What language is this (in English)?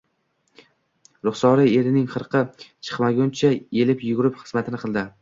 Uzbek